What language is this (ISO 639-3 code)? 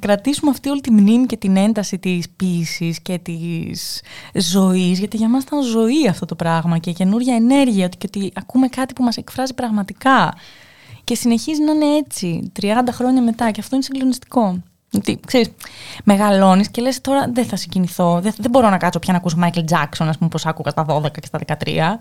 ell